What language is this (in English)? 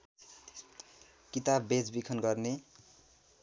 Nepali